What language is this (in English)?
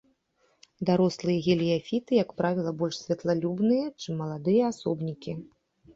Belarusian